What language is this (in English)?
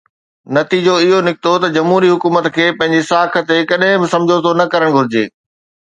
Sindhi